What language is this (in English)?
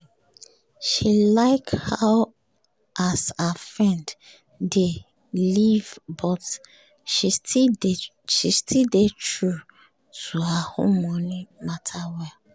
Nigerian Pidgin